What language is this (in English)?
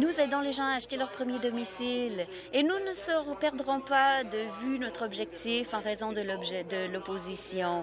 French